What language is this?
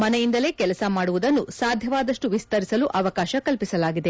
Kannada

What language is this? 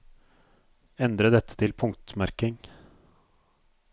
Norwegian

